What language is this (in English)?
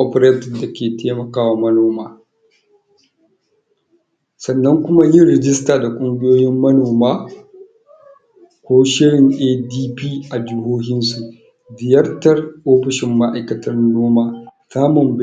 Hausa